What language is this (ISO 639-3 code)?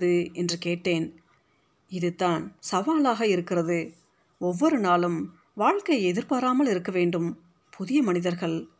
tam